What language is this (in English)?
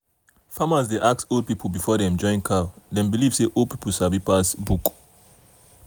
Nigerian Pidgin